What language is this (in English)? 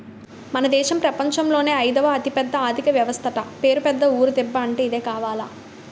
Telugu